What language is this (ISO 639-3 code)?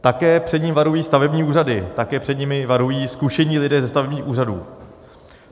ces